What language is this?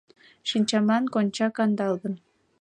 Mari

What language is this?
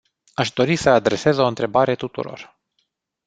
Romanian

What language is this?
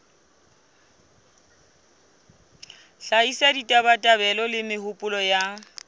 Southern Sotho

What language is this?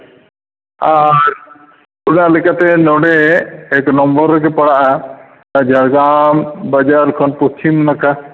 Santali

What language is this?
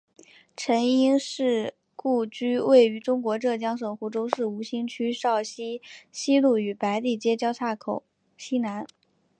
Chinese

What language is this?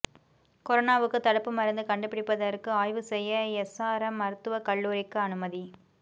Tamil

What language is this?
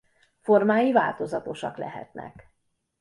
Hungarian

